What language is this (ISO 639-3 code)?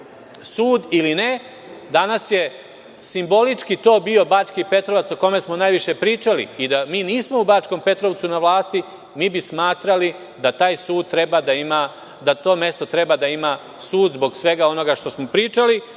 srp